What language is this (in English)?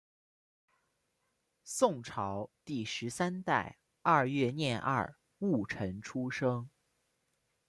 Chinese